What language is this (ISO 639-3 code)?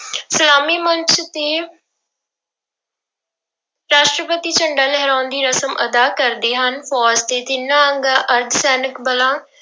pan